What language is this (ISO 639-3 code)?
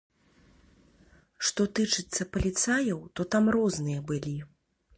bel